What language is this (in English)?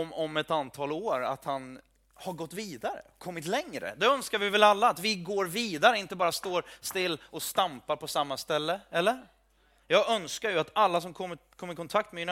Swedish